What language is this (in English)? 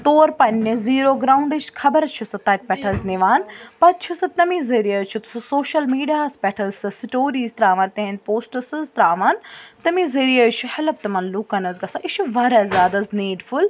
Kashmiri